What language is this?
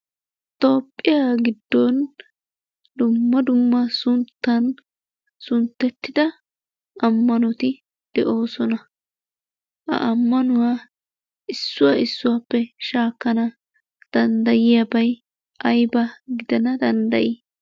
Wolaytta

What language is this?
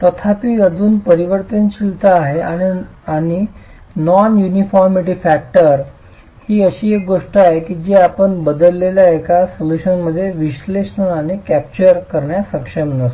Marathi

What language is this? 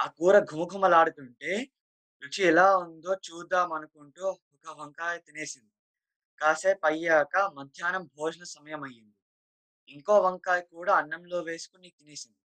Telugu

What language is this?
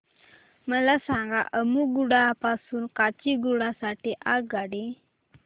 Marathi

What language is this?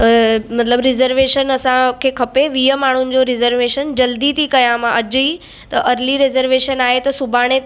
Sindhi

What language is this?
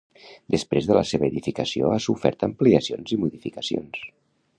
Catalan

